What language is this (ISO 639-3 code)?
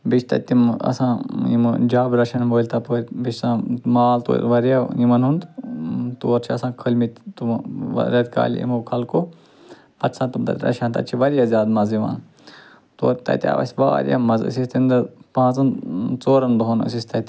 kas